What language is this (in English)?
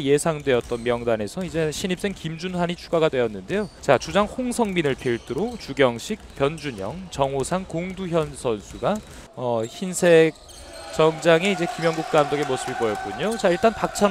Korean